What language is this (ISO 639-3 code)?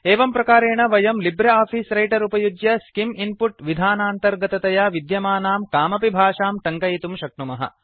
san